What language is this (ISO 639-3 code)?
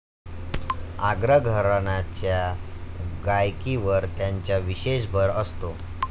mar